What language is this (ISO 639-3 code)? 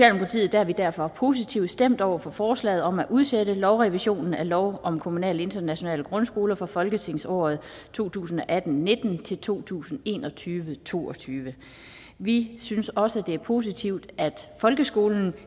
dan